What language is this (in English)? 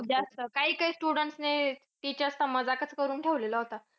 Marathi